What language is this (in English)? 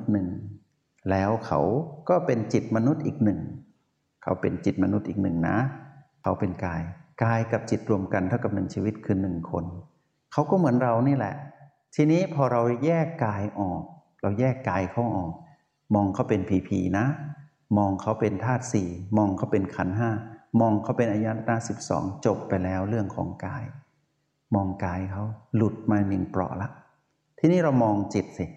Thai